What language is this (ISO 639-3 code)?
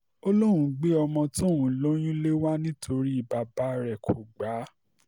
yor